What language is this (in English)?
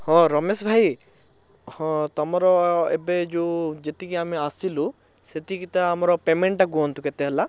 Odia